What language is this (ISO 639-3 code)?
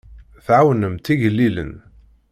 kab